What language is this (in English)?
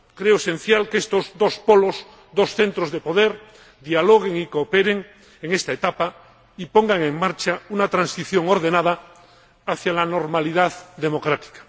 Spanish